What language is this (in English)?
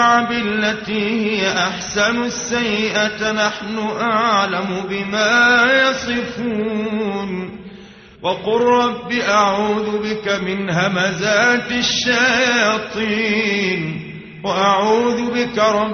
Arabic